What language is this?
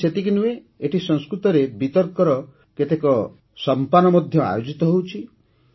Odia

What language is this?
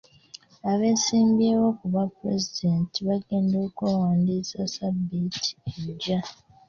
Ganda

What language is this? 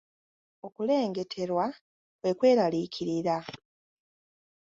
Ganda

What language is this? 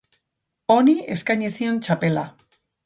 Basque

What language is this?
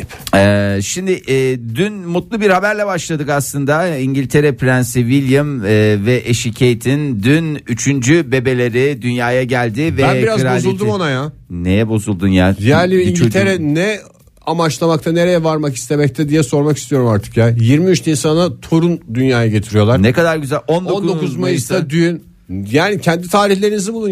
Turkish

